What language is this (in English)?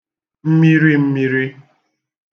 Igbo